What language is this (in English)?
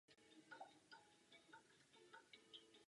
Czech